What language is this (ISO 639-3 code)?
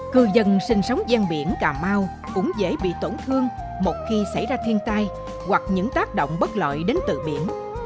vie